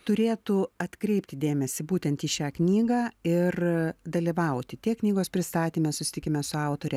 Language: Lithuanian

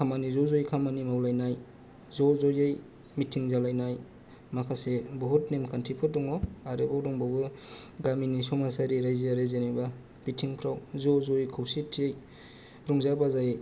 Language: Bodo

